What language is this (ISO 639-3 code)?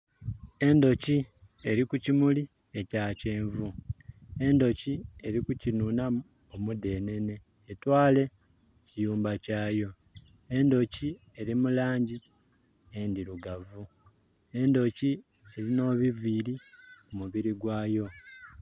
xog